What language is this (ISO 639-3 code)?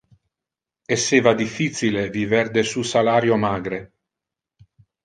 ina